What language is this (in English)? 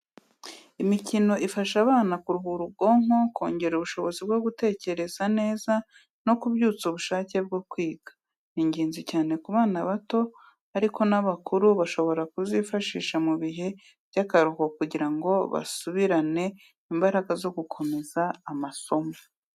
Kinyarwanda